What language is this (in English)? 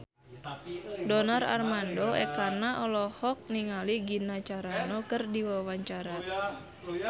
Sundanese